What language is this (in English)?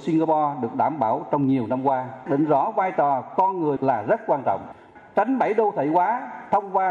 Vietnamese